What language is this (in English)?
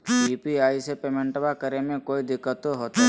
Magahi